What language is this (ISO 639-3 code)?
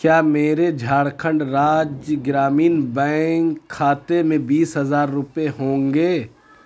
urd